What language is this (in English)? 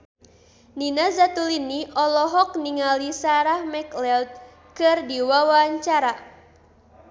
Sundanese